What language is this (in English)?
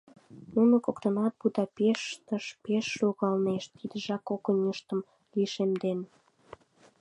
Mari